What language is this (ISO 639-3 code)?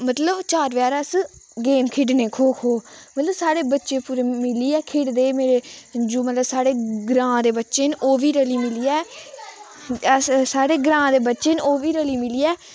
doi